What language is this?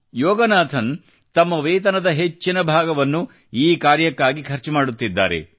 Kannada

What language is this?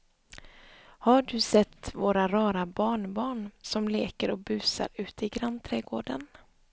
Swedish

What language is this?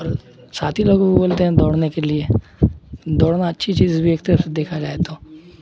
Urdu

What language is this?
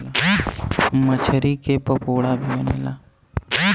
Bhojpuri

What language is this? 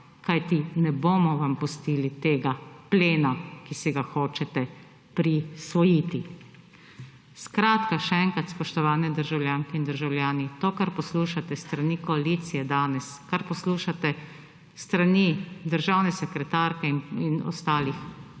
Slovenian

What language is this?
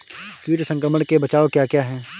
Hindi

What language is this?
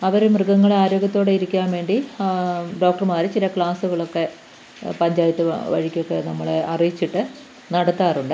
Malayalam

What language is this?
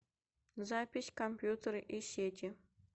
Russian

